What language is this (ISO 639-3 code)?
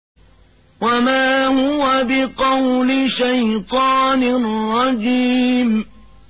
ara